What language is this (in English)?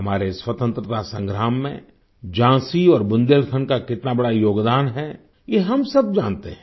Hindi